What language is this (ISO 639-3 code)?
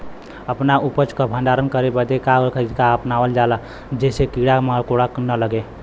bho